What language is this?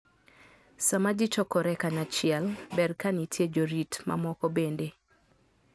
Luo (Kenya and Tanzania)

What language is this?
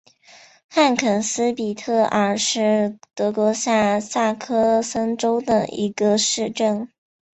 Chinese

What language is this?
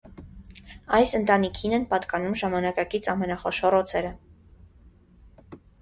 Armenian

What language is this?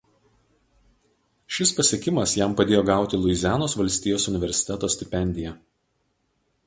Lithuanian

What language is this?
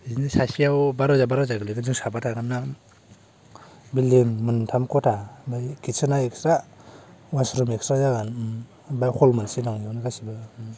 Bodo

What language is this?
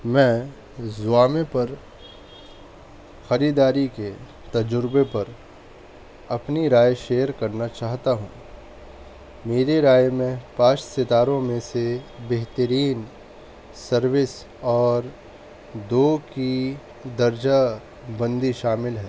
Urdu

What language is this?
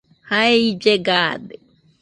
Nüpode Huitoto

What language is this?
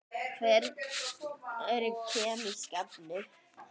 Icelandic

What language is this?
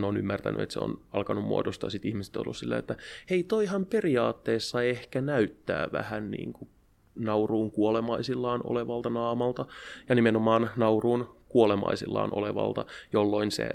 Finnish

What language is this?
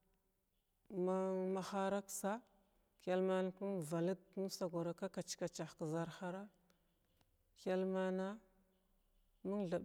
Glavda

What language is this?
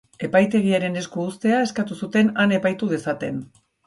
Basque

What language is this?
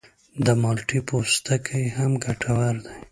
Pashto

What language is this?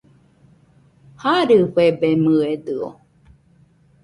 Nüpode Huitoto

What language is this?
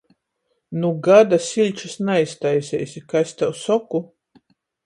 Latgalian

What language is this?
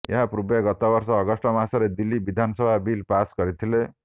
Odia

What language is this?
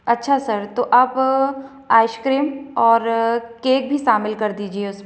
Hindi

